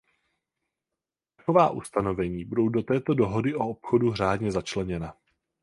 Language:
Czech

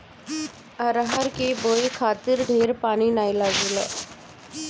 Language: Bhojpuri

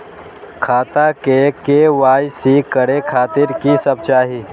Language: Maithili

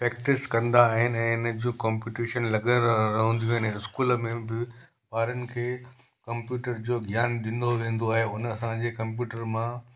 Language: Sindhi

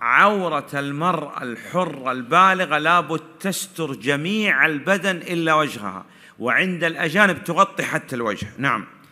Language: Arabic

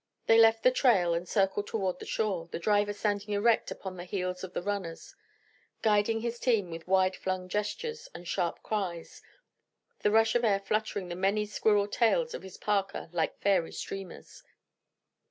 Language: English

